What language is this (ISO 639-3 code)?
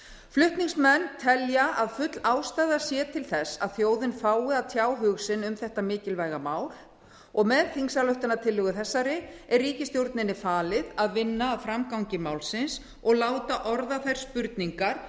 isl